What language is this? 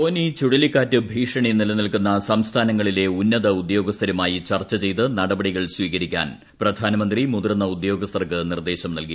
Malayalam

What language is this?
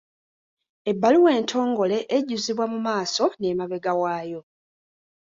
Ganda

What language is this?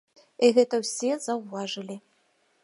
Belarusian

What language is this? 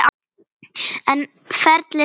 Icelandic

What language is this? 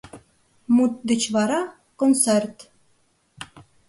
Mari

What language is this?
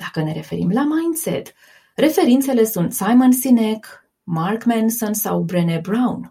Romanian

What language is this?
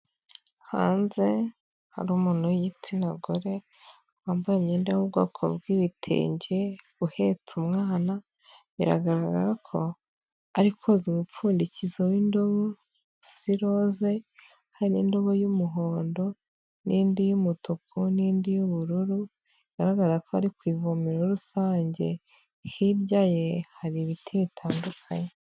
Kinyarwanda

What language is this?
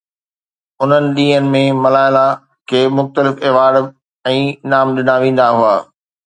Sindhi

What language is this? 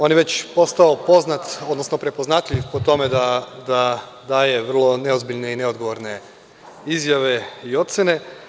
Serbian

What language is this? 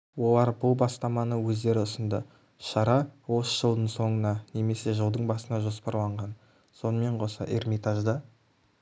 Kazakh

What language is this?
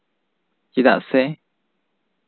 Santali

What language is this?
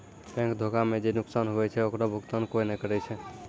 Maithili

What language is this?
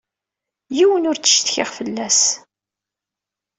Kabyle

